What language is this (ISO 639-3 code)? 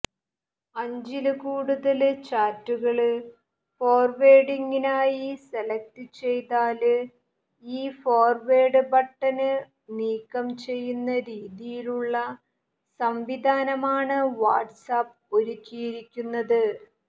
mal